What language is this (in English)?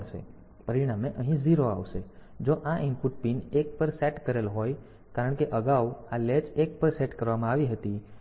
Gujarati